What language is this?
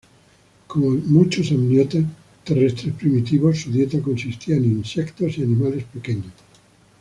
Spanish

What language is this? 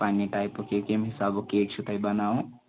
Kashmiri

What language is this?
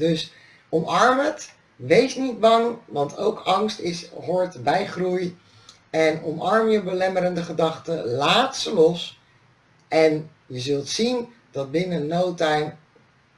Dutch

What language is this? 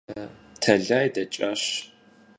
Kabardian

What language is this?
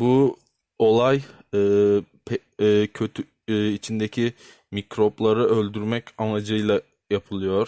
Turkish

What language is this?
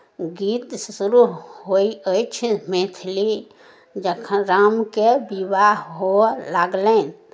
Maithili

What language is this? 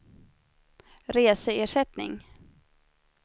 Swedish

